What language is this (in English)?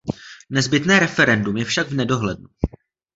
Czech